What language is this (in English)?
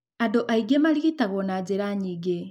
Kikuyu